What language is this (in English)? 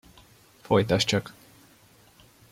Hungarian